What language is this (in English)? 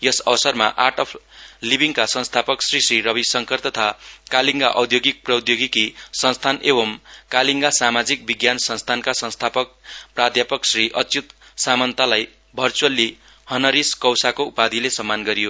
Nepali